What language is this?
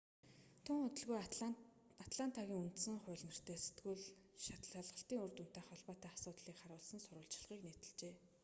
Mongolian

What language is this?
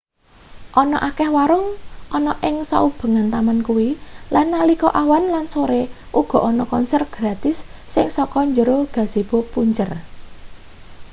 Javanese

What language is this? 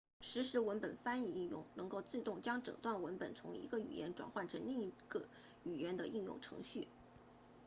Chinese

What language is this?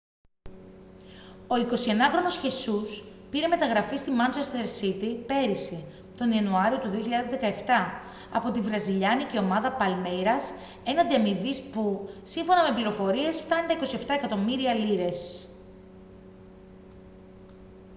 Greek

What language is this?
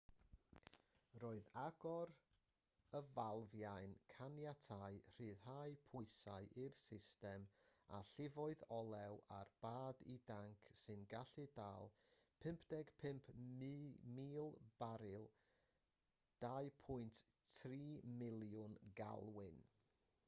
Welsh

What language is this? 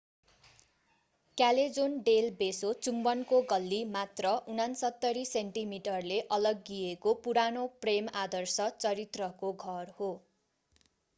Nepali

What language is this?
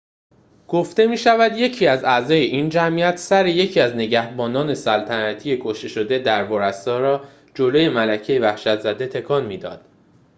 Persian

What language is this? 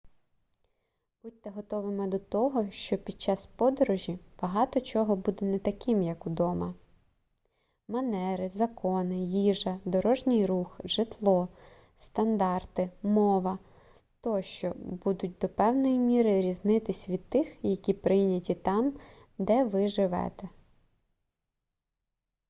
Ukrainian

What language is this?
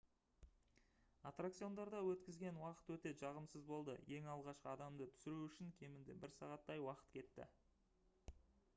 Kazakh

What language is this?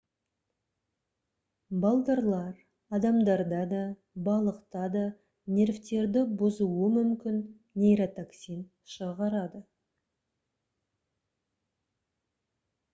Kazakh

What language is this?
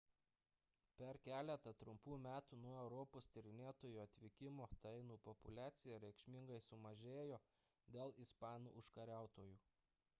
Lithuanian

